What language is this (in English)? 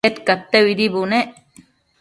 Matsés